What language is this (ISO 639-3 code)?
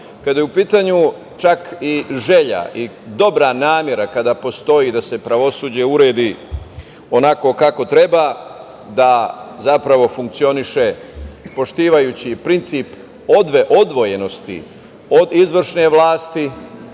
srp